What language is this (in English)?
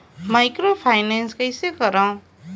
Chhattisgarhi